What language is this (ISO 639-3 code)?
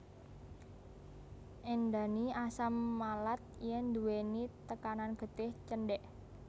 jav